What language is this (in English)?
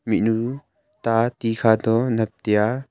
Wancho Naga